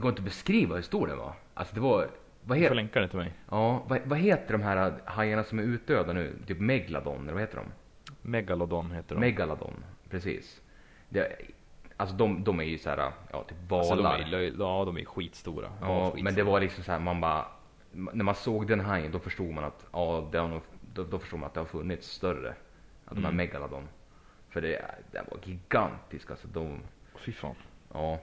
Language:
Swedish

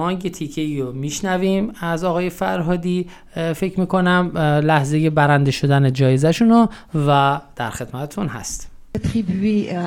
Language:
Persian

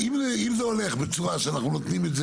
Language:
Hebrew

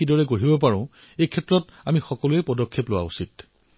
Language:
Assamese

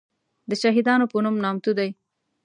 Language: Pashto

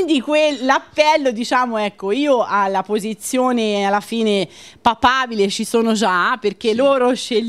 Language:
Italian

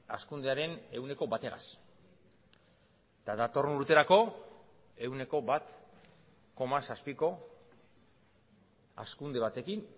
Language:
Basque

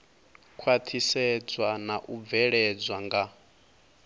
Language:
Venda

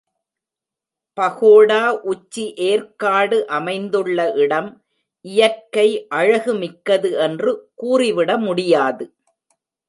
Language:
Tamil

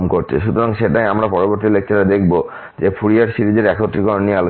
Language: Bangla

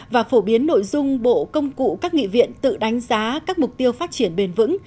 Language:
Vietnamese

